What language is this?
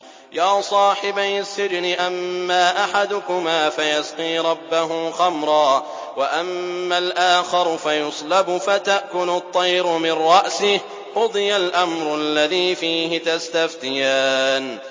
Arabic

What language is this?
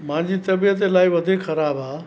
Sindhi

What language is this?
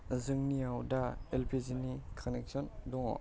Bodo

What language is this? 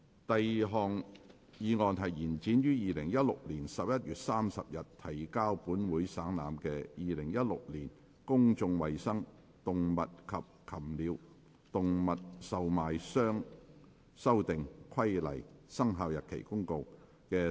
Cantonese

